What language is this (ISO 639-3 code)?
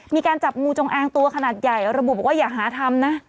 tha